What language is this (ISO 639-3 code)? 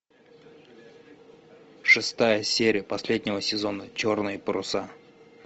rus